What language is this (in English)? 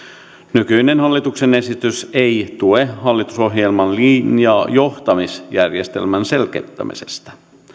Finnish